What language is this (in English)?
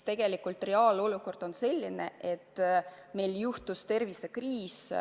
Estonian